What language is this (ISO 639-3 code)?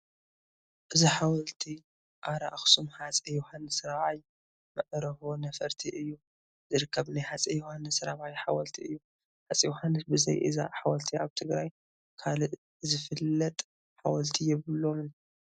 tir